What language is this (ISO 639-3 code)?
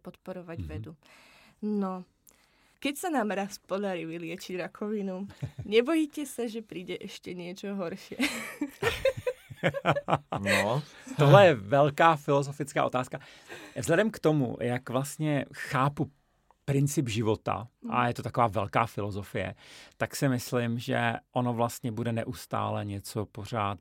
ces